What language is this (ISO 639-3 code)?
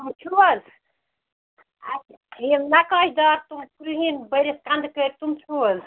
kas